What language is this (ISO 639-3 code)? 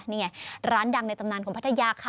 tha